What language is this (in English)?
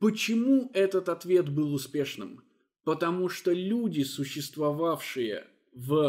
Russian